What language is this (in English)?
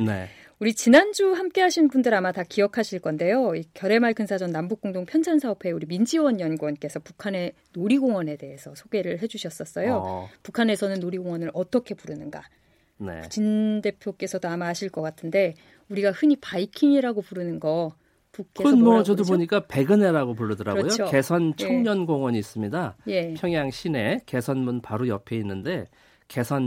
Korean